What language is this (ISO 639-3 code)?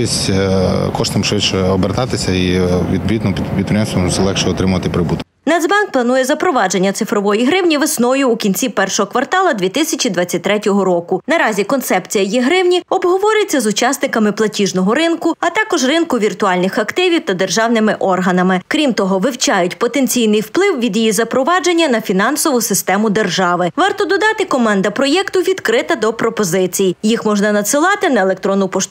ukr